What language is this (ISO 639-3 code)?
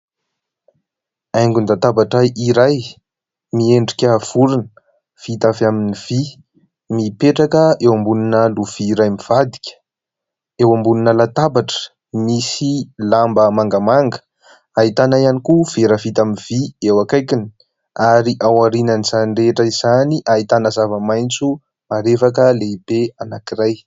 mlg